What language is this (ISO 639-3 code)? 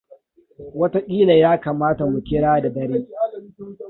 hau